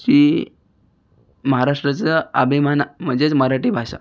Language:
Marathi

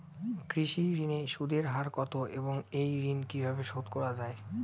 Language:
Bangla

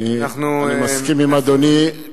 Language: Hebrew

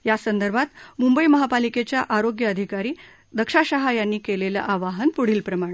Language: Marathi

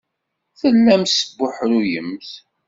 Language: Kabyle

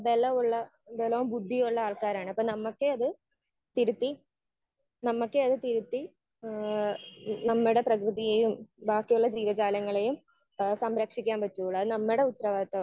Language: Malayalam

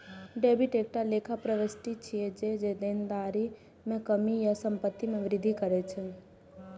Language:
Maithili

